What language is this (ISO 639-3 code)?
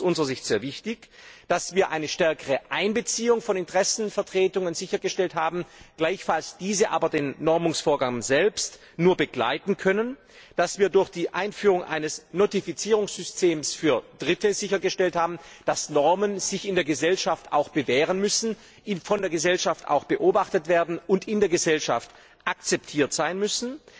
deu